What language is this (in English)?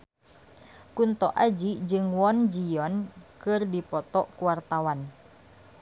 Sundanese